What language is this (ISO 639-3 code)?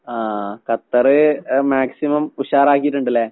mal